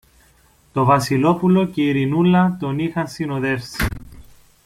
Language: Greek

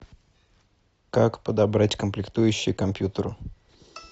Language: Russian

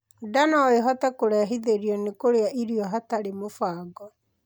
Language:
Kikuyu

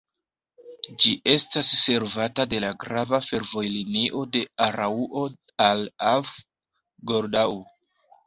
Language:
Esperanto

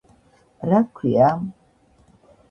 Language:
Georgian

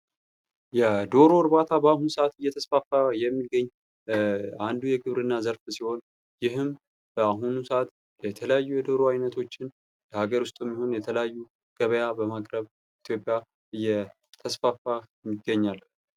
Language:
Amharic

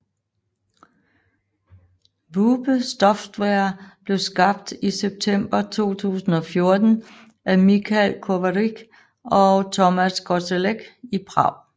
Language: Danish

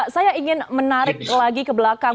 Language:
Indonesian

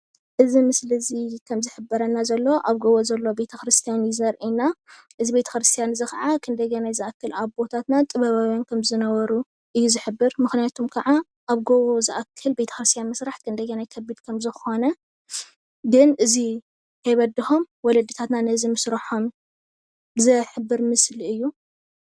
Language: Tigrinya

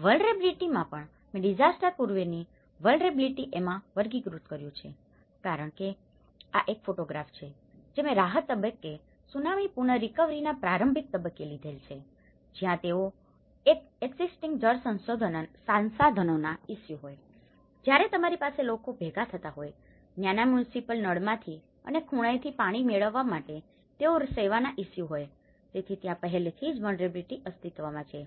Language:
Gujarati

